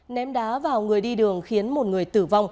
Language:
Vietnamese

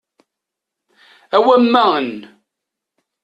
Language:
Kabyle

